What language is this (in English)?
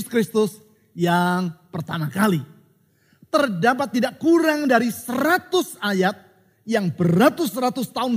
Indonesian